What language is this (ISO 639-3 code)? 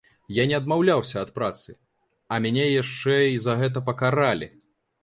bel